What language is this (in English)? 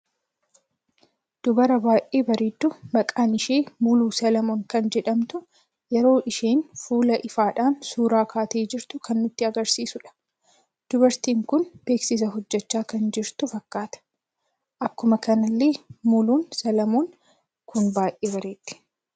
Oromo